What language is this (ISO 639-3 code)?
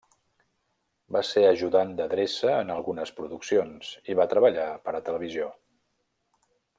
cat